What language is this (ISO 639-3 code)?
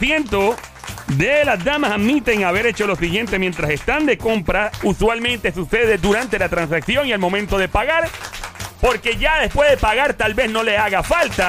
spa